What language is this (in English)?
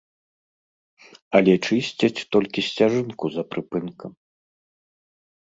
Belarusian